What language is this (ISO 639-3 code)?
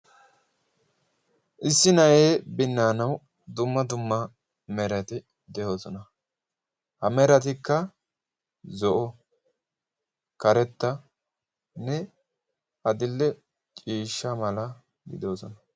wal